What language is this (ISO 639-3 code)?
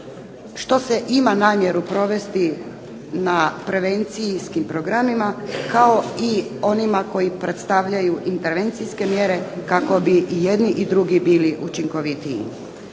hrv